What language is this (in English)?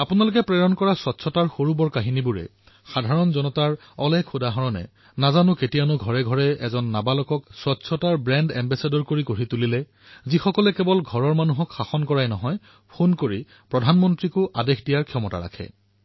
Assamese